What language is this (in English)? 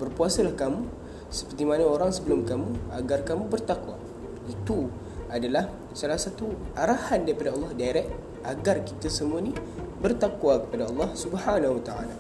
Malay